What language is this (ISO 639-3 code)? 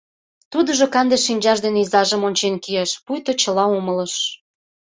chm